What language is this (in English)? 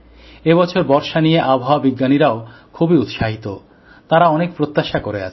Bangla